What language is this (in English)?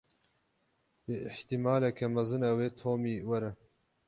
Kurdish